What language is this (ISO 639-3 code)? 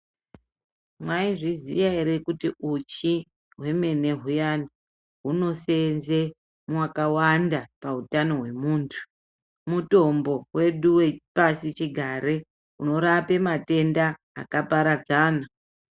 ndc